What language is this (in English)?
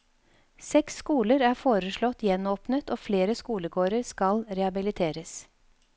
Norwegian